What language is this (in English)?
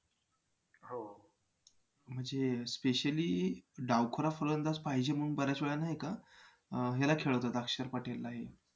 Marathi